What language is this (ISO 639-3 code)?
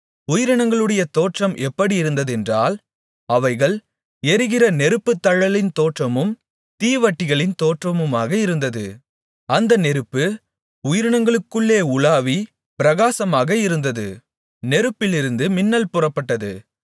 tam